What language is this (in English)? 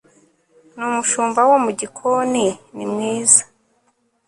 Kinyarwanda